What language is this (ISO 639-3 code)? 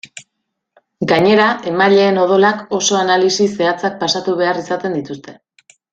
eus